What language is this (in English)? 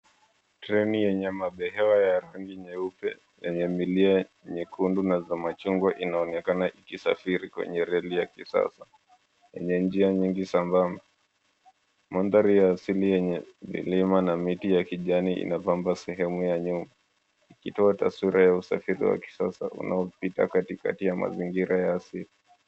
Swahili